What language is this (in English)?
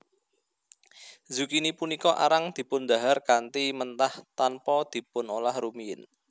Javanese